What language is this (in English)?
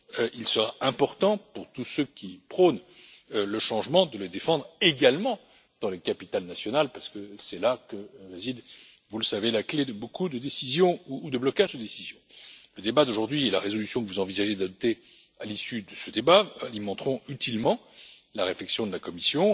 French